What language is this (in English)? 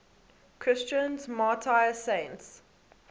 English